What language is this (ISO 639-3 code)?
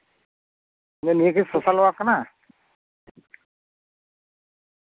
sat